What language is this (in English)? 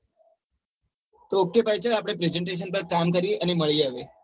Gujarati